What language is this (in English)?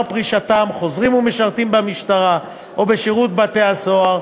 Hebrew